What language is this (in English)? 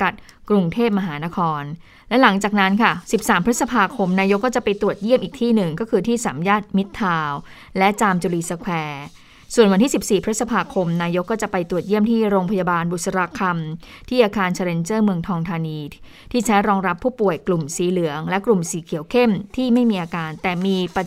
Thai